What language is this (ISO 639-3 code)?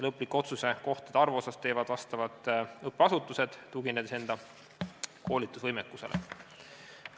est